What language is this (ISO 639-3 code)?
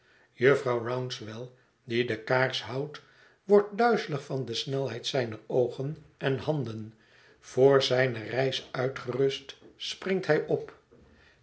nld